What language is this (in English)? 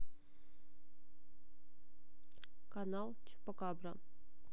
Russian